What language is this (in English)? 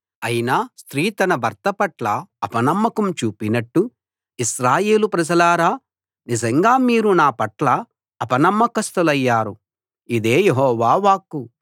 Telugu